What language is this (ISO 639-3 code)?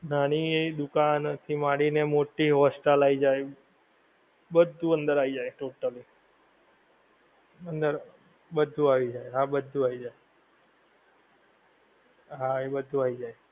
guj